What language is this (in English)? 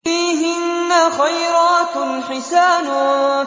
Arabic